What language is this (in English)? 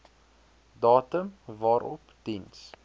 Afrikaans